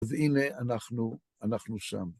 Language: Hebrew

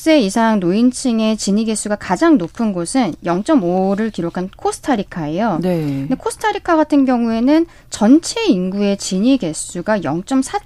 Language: Korean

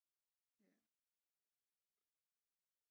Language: Danish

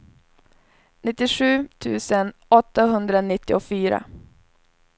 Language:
Swedish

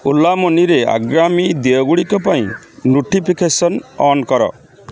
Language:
Odia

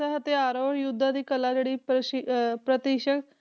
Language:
Punjabi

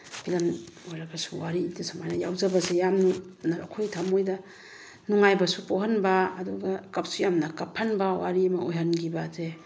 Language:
Manipuri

